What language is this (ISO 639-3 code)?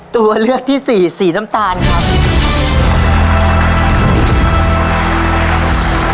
tha